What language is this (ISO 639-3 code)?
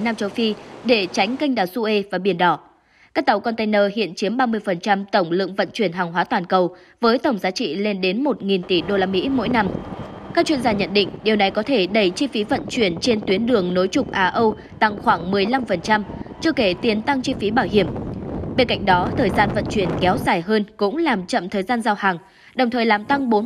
vie